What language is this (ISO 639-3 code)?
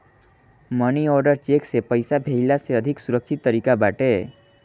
bho